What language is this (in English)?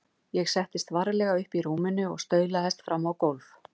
Icelandic